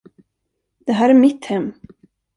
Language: Swedish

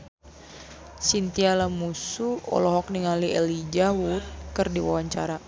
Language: Sundanese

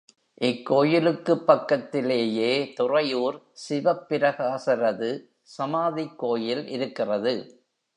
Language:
Tamil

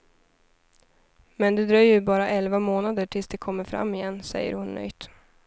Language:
Swedish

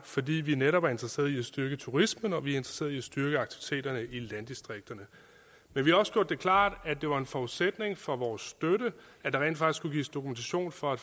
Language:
Danish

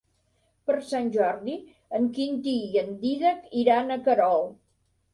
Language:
Catalan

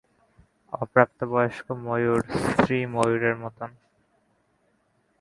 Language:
Bangla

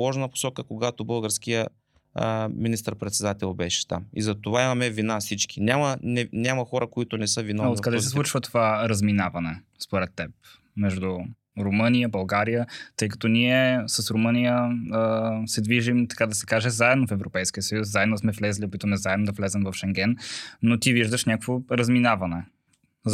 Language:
Bulgarian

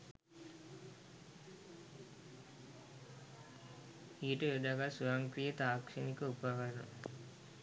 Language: Sinhala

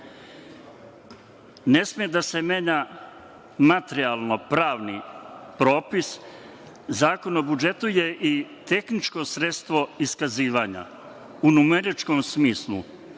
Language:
Serbian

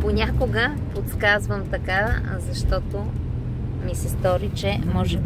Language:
Bulgarian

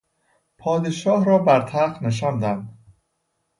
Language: Persian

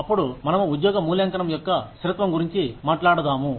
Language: Telugu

